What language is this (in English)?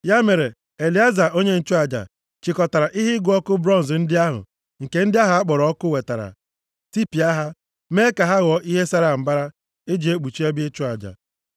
Igbo